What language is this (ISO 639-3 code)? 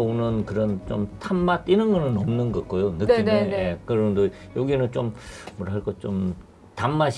kor